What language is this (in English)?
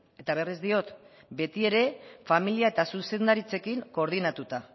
Basque